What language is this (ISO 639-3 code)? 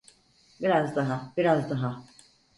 tur